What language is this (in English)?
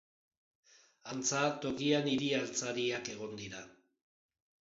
Basque